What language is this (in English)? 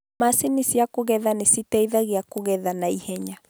Kikuyu